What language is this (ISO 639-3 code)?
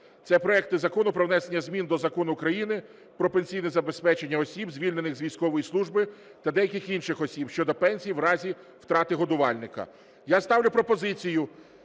ukr